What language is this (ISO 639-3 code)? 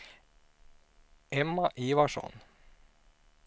swe